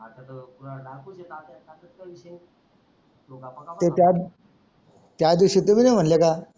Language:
Marathi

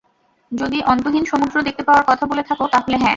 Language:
Bangla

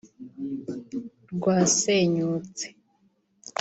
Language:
Kinyarwanda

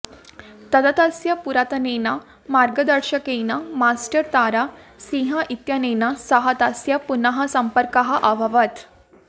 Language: Sanskrit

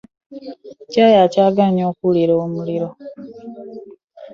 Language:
Ganda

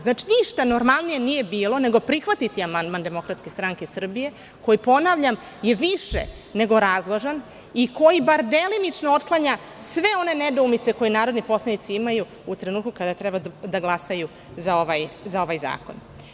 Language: Serbian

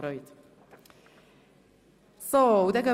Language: Swiss German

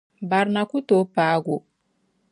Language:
Dagbani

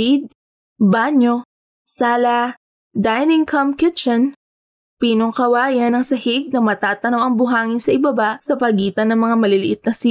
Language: Filipino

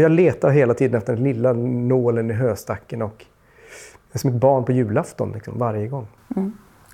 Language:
Swedish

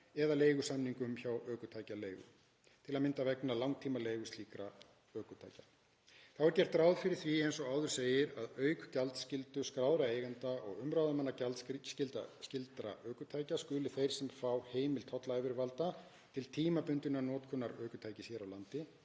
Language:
Icelandic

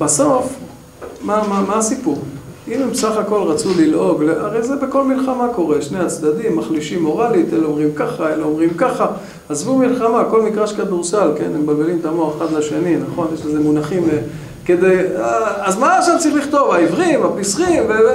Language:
Hebrew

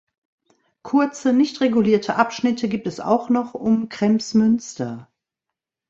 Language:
German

